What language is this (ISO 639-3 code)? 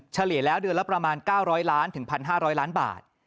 tha